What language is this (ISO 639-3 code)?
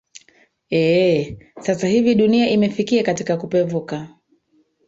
swa